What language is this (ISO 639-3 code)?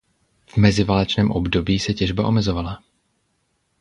ces